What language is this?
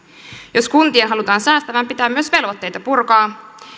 Finnish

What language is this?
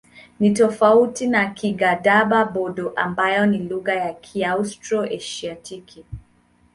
Swahili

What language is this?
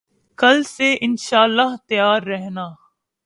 Urdu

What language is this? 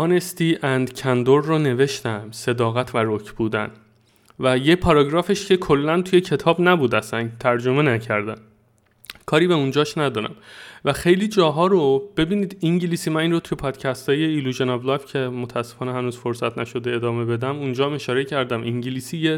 Persian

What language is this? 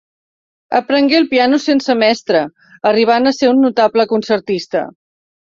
Catalan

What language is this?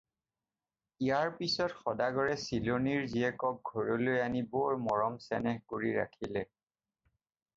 Assamese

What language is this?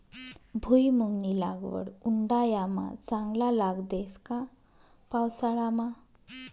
Marathi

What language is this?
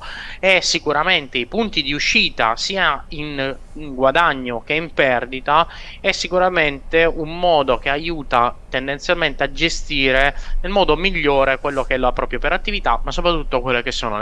Italian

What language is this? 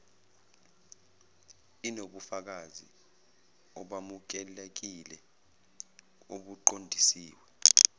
Zulu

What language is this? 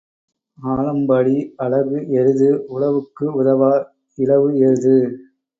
Tamil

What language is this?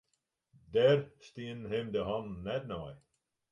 Western Frisian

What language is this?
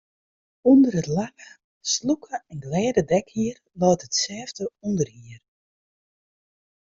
Western Frisian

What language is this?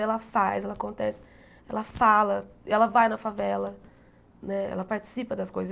Portuguese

